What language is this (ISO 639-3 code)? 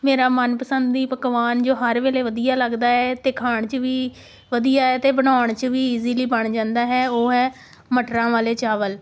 pan